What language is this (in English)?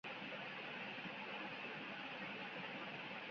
Bangla